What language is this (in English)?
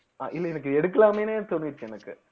Tamil